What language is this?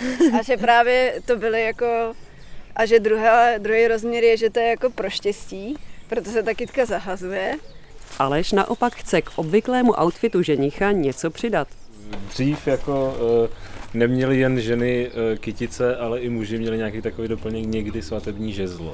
Czech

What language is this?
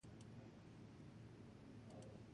Basque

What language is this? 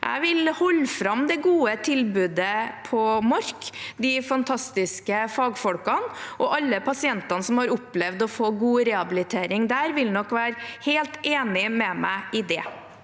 Norwegian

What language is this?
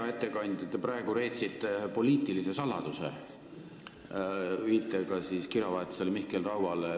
Estonian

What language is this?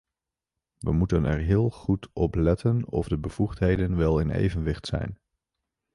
Dutch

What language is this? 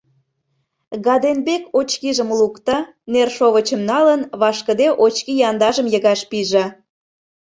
Mari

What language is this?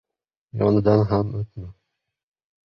Uzbek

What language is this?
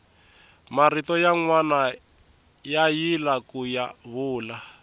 Tsonga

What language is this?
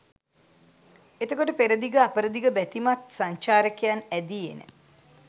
Sinhala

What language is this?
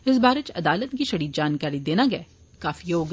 Dogri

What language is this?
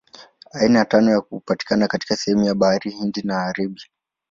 Swahili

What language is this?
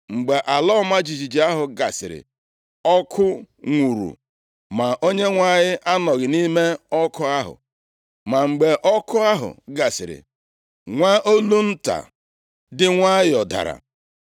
Igbo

